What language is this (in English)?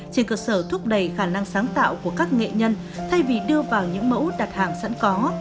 Vietnamese